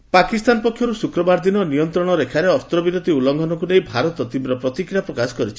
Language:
Odia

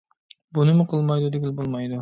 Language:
Uyghur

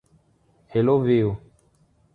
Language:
Portuguese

